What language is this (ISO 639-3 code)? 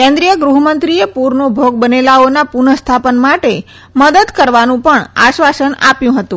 guj